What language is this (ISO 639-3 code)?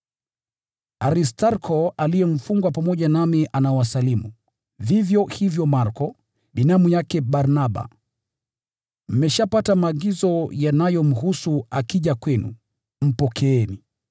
swa